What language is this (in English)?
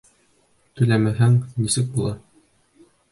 Bashkir